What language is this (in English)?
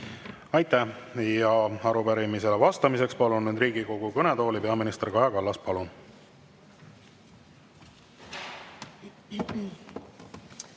Estonian